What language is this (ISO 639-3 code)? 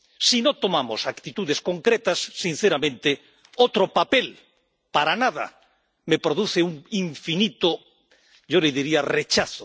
spa